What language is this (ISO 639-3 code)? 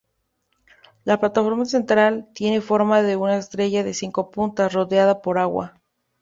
spa